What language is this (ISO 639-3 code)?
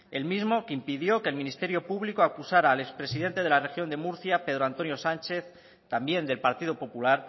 spa